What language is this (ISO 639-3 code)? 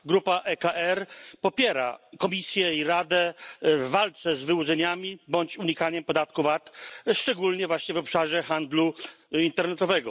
pol